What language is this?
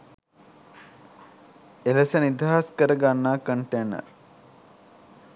Sinhala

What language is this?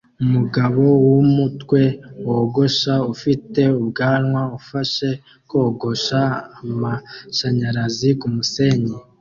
Kinyarwanda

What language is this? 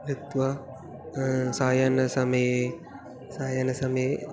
Sanskrit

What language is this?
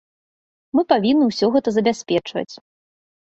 Belarusian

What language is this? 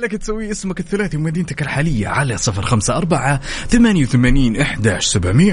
Arabic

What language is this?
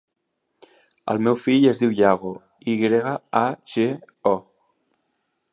Catalan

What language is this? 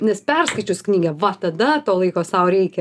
Lithuanian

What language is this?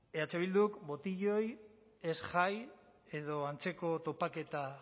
Basque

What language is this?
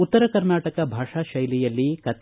Kannada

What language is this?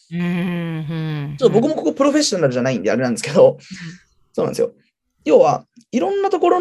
Japanese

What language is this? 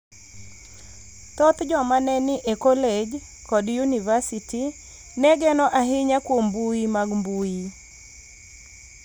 Luo (Kenya and Tanzania)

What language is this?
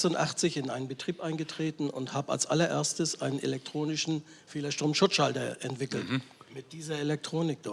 German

